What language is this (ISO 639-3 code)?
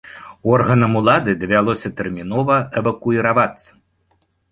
bel